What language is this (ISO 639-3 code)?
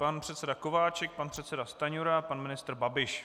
ces